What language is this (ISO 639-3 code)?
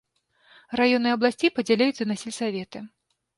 bel